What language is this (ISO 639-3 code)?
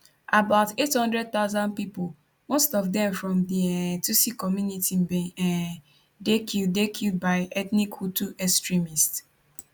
pcm